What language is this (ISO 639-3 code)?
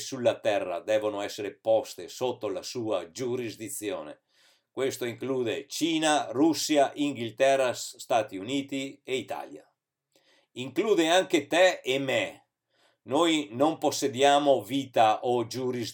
ita